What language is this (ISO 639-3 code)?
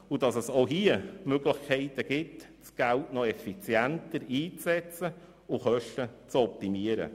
gsw